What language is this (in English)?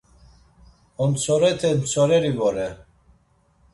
Laz